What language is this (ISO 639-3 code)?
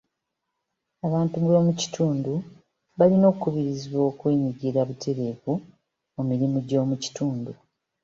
lug